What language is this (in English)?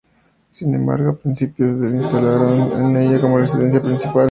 Spanish